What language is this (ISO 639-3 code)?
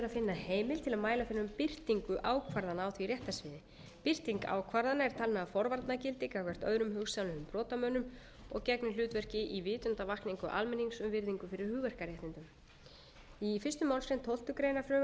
isl